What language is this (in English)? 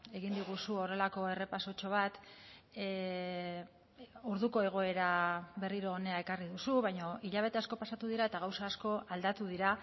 Basque